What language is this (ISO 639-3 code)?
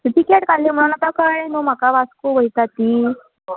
kok